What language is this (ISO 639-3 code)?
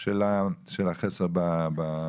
heb